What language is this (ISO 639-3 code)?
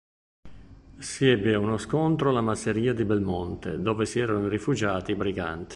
ita